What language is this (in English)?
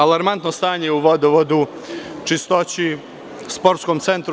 Serbian